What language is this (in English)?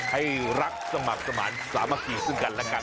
Thai